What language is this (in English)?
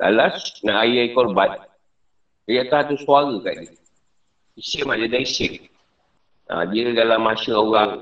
Malay